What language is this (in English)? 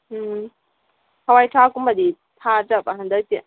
Manipuri